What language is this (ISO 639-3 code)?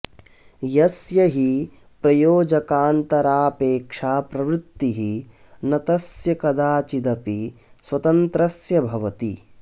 san